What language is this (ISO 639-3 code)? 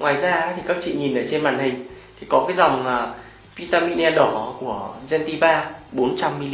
vie